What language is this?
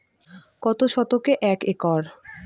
Bangla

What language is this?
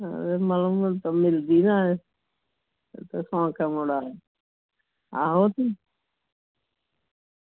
Dogri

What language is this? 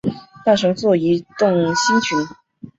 Chinese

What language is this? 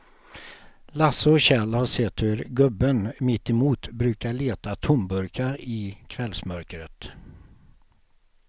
Swedish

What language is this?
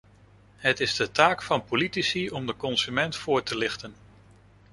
Dutch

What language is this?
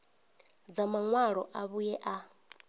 Venda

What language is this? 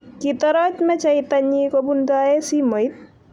Kalenjin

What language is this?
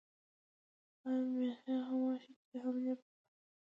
Pashto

